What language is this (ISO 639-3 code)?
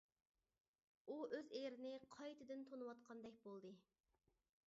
uig